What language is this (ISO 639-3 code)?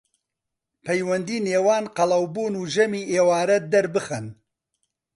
ckb